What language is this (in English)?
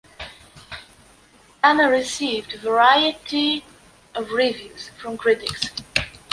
English